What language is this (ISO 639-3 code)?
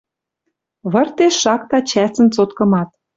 mrj